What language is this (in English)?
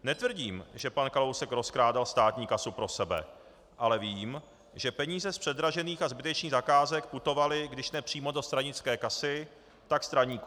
Czech